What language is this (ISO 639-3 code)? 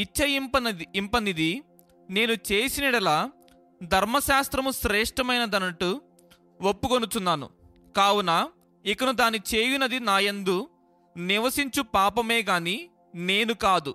tel